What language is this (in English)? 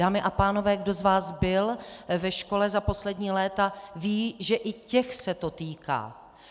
Czech